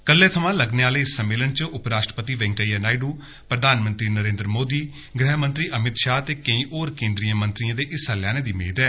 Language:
Dogri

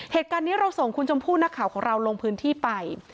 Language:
Thai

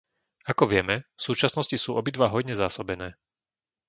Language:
Slovak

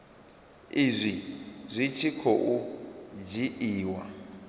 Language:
Venda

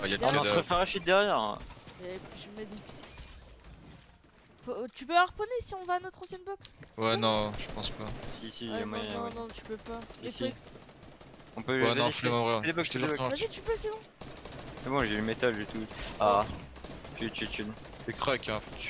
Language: French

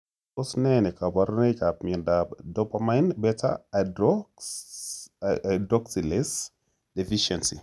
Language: Kalenjin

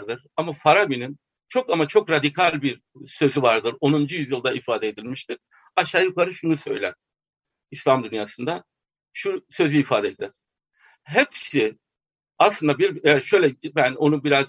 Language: Turkish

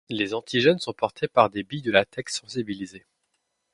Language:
French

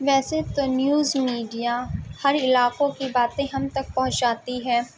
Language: Urdu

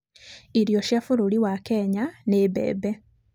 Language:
Kikuyu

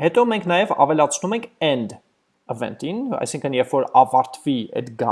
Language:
English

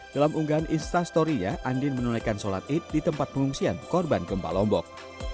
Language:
Indonesian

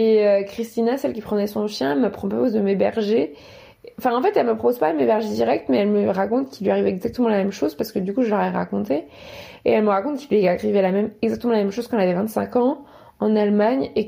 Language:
French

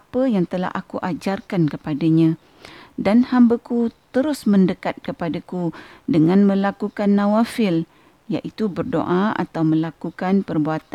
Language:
Malay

